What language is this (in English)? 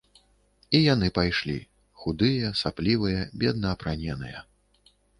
Belarusian